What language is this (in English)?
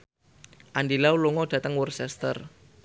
Javanese